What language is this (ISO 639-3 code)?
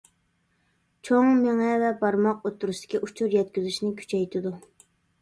uig